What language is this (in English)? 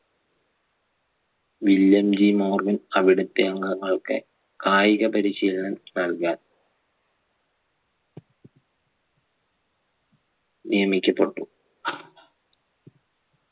Malayalam